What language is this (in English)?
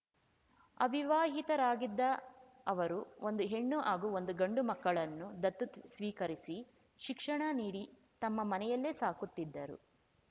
Kannada